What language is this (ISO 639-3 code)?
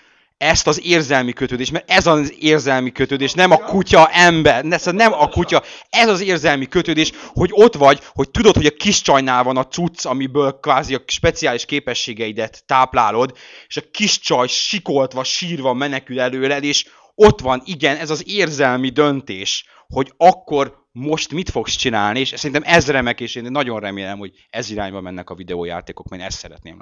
hun